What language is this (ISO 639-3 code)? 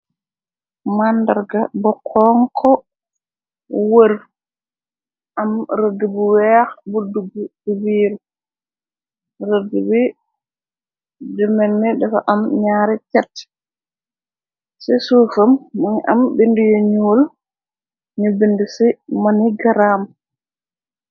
wol